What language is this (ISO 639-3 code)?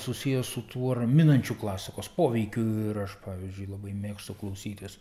lit